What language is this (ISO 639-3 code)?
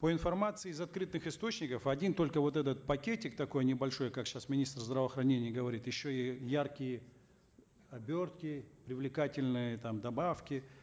kaz